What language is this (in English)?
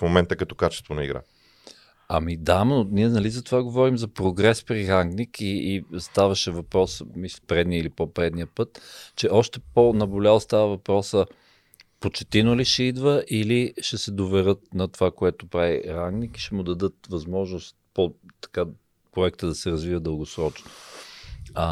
Bulgarian